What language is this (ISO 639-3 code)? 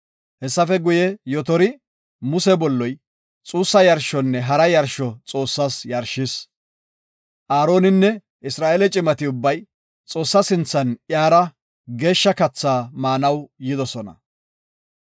gof